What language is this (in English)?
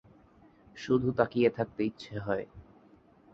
Bangla